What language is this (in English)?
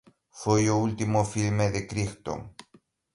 Galician